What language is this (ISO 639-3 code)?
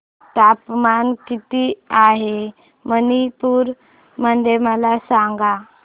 mar